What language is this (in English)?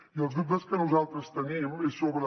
Catalan